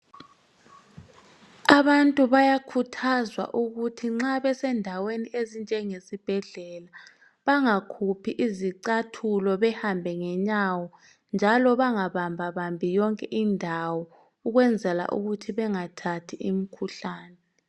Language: North Ndebele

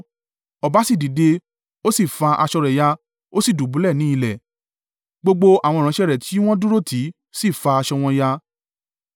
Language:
Yoruba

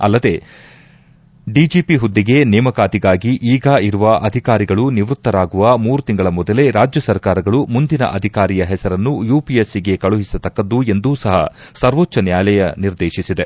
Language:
Kannada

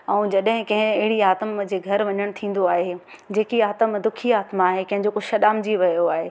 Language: Sindhi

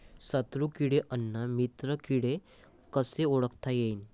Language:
Marathi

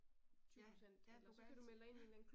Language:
Danish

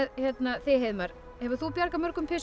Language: Icelandic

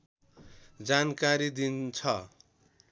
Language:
Nepali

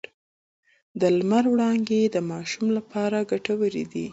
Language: Pashto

